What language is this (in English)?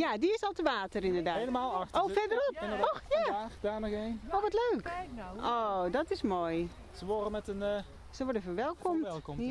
Dutch